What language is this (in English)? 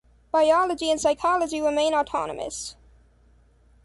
English